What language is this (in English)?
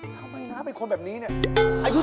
Thai